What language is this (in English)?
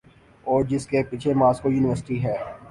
Urdu